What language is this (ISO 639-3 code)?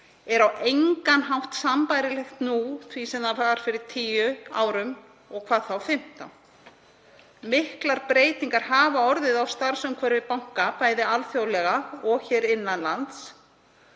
isl